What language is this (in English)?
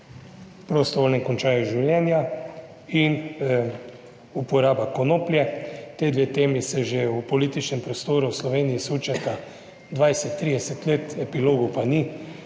Slovenian